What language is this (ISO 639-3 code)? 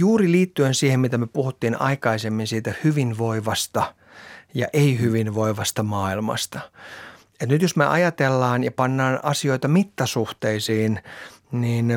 fin